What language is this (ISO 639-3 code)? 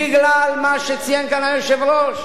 heb